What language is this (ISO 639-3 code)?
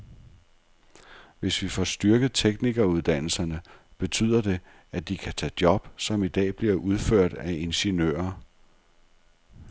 dan